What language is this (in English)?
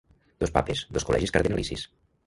Catalan